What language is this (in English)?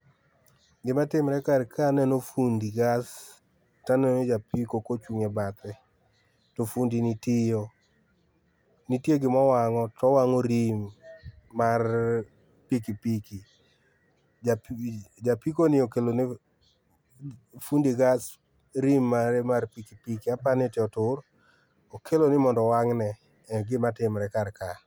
Luo (Kenya and Tanzania)